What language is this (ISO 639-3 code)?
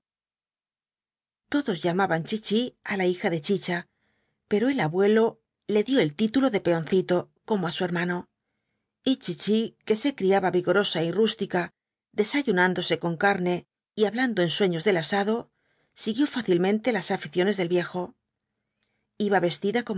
spa